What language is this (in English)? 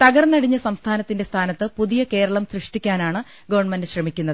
Malayalam